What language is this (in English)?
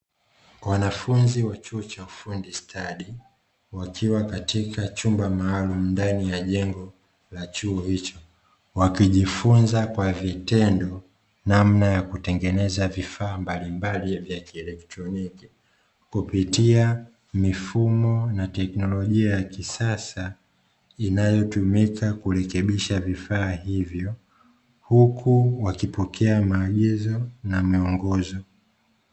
Swahili